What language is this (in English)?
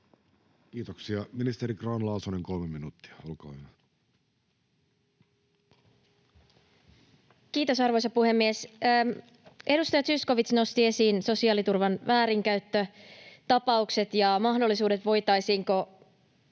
Finnish